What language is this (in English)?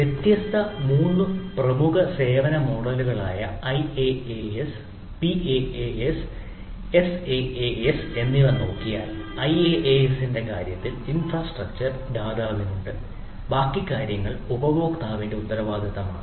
Malayalam